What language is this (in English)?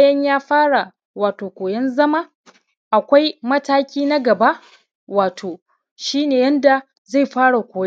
Hausa